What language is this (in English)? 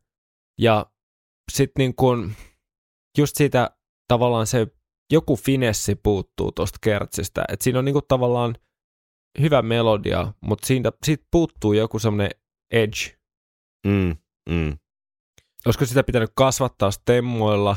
Finnish